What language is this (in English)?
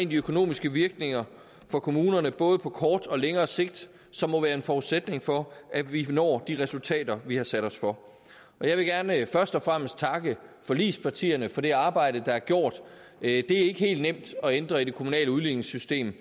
Danish